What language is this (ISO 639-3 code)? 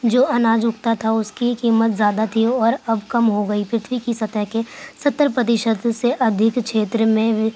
urd